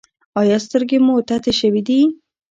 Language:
Pashto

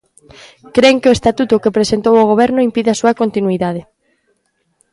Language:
Galician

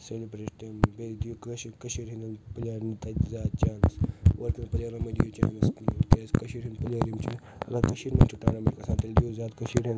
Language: Kashmiri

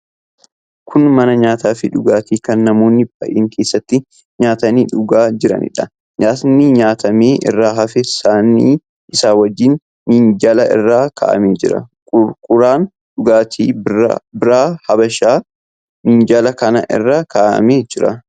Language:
Oromo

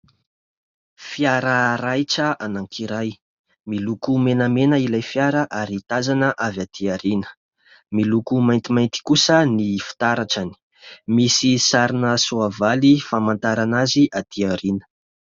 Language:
Malagasy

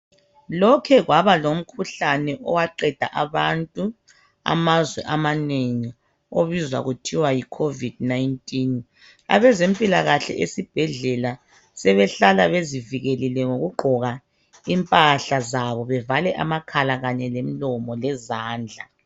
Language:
North Ndebele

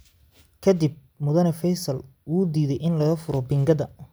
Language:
Somali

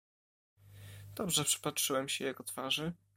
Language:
Polish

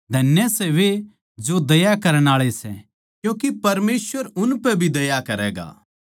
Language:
Haryanvi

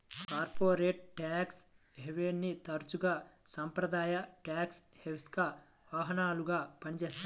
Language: Telugu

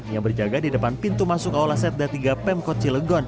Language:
Indonesian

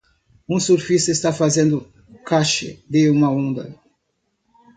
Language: Portuguese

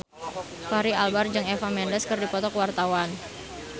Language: Sundanese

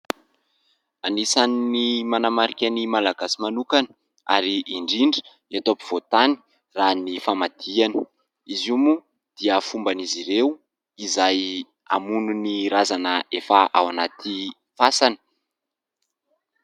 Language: Malagasy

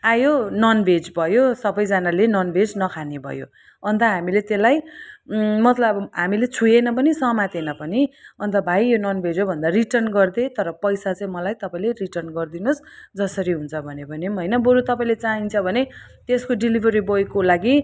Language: Nepali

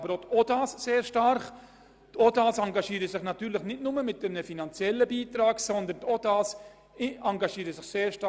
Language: Swiss German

